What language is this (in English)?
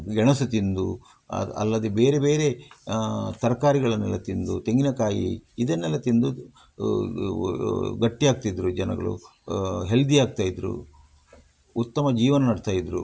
Kannada